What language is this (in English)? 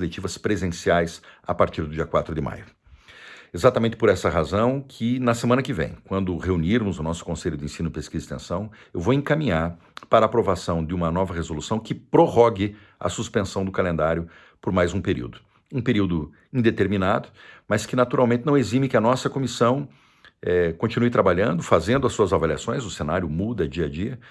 Portuguese